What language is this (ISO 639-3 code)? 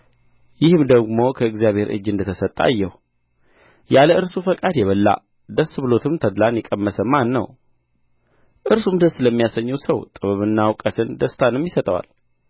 amh